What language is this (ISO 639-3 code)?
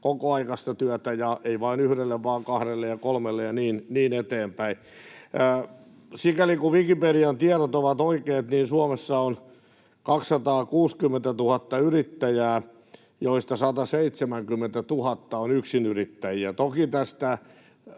fin